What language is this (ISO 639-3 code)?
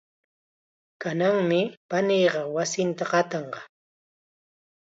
qxa